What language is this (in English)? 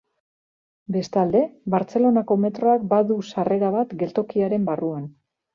Basque